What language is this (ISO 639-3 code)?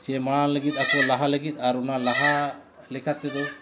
sat